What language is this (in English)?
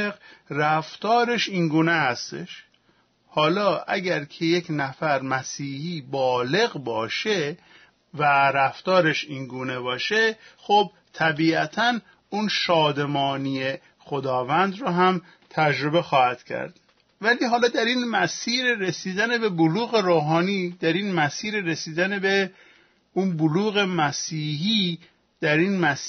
Persian